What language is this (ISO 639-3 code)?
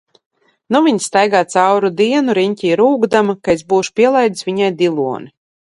lav